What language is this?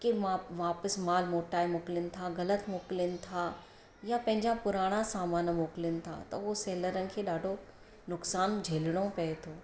Sindhi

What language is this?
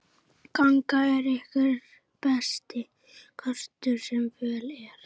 Icelandic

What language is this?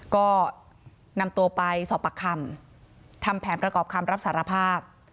Thai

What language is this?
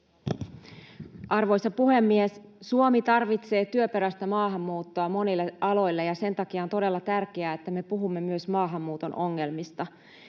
Finnish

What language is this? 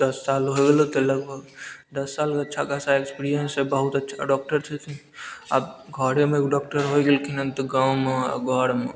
Maithili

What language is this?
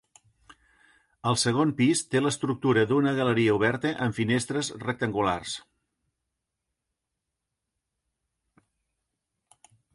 Catalan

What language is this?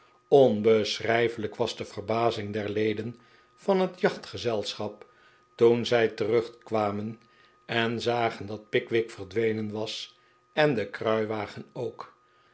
Dutch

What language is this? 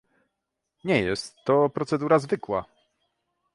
Polish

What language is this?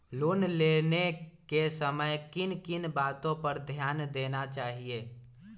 Magahi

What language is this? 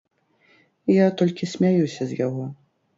Belarusian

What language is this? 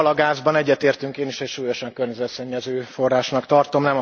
Hungarian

